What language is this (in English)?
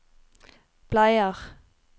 Norwegian